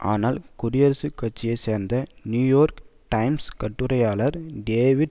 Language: Tamil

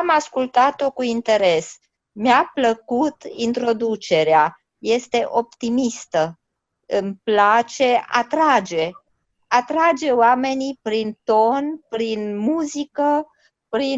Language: Romanian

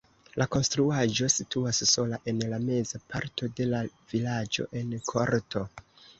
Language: Esperanto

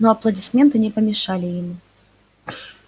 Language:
Russian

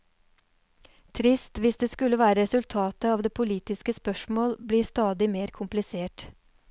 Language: Norwegian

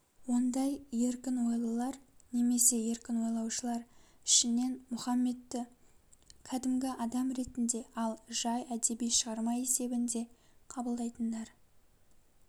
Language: Kazakh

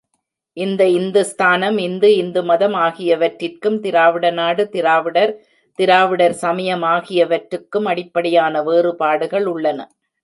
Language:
Tamil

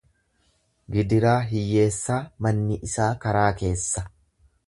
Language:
Oromo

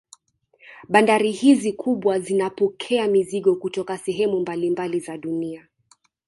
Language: Swahili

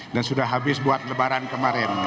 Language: Indonesian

